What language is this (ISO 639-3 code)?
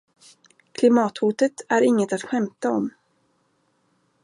swe